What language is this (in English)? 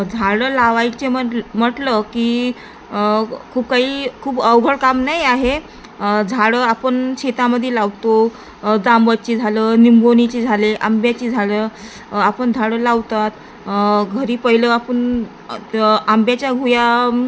Marathi